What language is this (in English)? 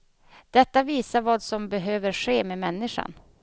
Swedish